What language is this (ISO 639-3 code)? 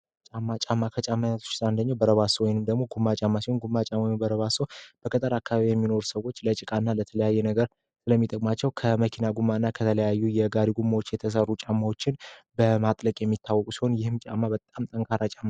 amh